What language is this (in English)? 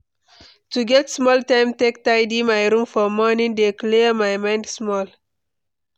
Nigerian Pidgin